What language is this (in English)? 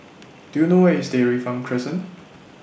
English